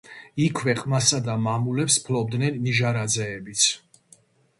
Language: Georgian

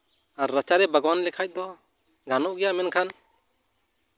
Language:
Santali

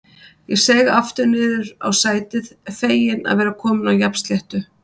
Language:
Icelandic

